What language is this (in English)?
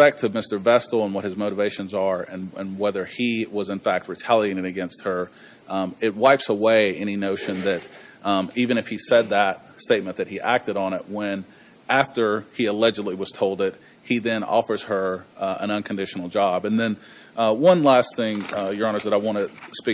English